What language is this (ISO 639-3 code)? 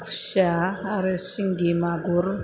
brx